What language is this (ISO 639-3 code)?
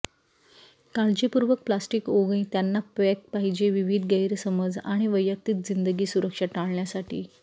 mar